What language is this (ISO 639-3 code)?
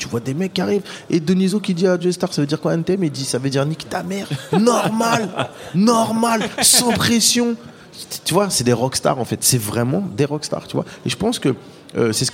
fra